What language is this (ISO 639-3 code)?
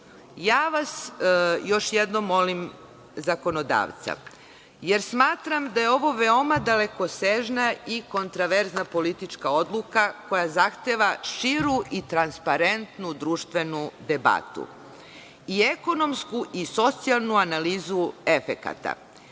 srp